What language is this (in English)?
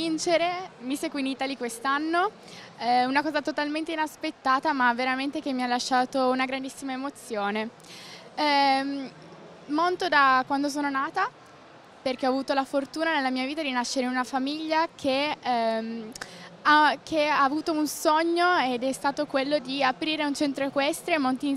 Italian